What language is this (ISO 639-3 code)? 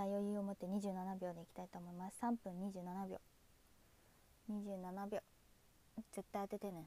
jpn